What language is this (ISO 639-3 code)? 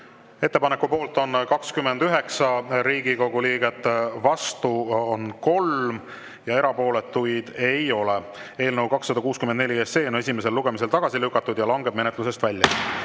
est